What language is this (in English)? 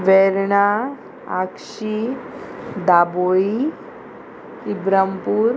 Konkani